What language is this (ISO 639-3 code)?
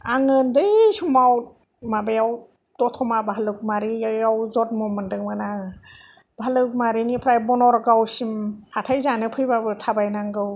brx